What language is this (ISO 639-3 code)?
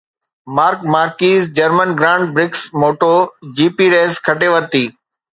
snd